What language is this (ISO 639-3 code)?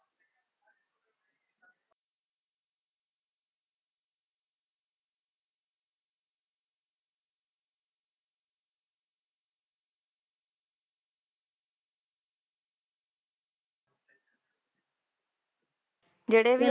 pan